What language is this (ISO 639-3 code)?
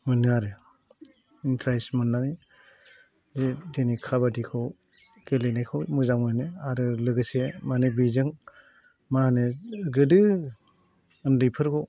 brx